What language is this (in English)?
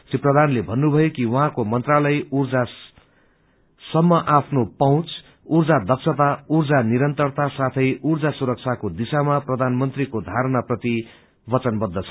Nepali